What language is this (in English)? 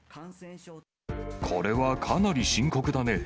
Japanese